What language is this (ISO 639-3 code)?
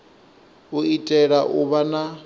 ven